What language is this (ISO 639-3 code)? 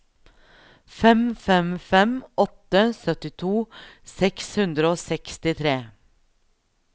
nor